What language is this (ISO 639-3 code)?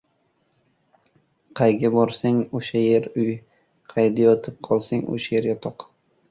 uzb